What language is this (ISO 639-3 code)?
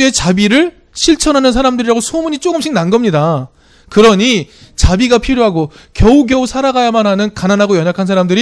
kor